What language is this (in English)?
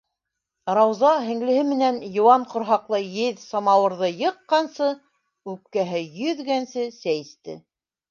Bashkir